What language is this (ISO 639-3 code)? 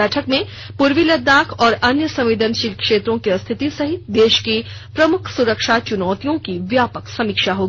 hin